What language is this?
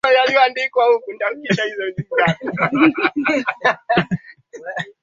Swahili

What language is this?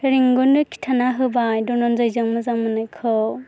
Bodo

